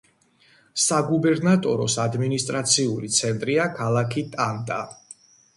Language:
Georgian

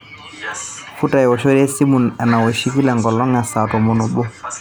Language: Masai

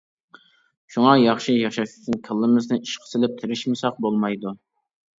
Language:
Uyghur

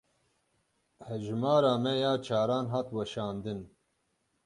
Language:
Kurdish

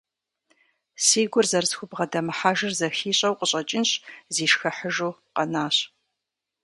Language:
Kabardian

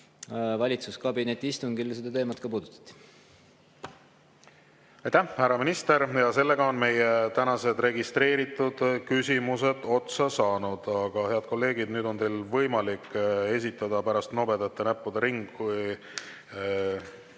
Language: Estonian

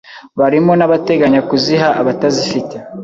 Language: Kinyarwanda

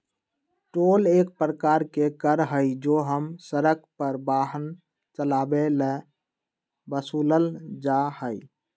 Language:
Magahi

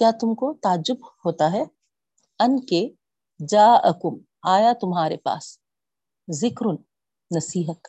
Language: Urdu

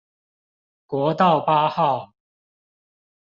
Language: Chinese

